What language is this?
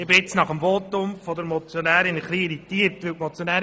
Swiss German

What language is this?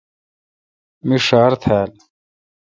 Kalkoti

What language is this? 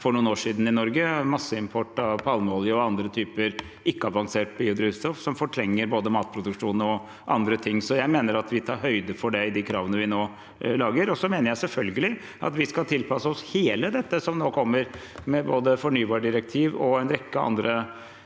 Norwegian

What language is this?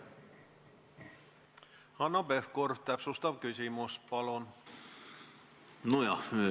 Estonian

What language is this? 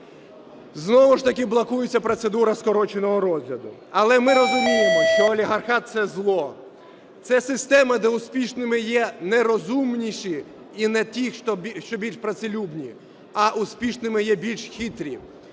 Ukrainian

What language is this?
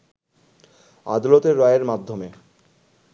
Bangla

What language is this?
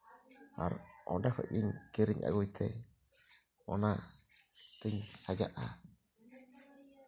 Santali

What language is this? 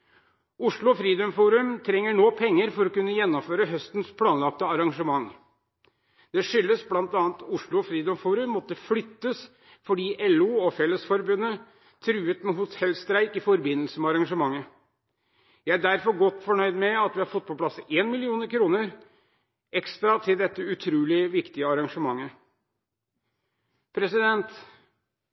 Norwegian Bokmål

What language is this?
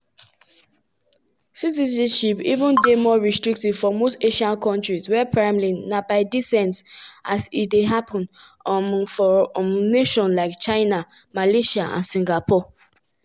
Nigerian Pidgin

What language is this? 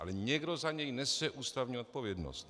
Czech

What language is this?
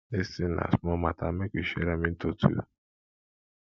Nigerian Pidgin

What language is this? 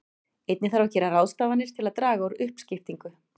Icelandic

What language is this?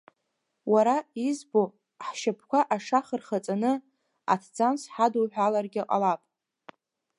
Abkhazian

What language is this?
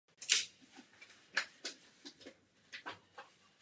Czech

